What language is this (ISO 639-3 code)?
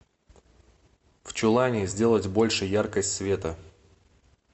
rus